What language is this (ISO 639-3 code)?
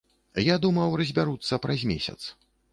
bel